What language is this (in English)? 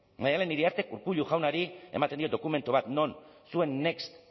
Basque